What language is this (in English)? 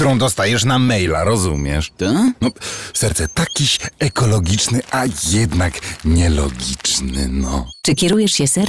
Polish